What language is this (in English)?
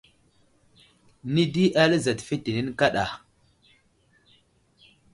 Wuzlam